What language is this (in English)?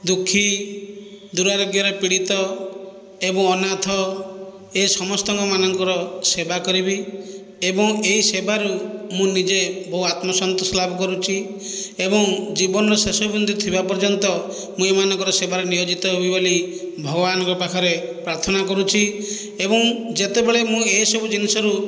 Odia